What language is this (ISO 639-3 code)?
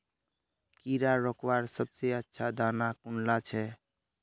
mag